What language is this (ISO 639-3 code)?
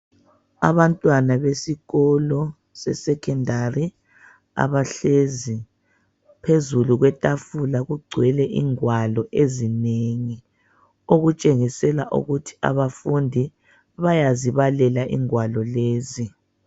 nde